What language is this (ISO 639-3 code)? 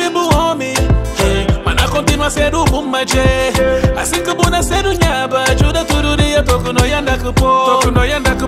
ron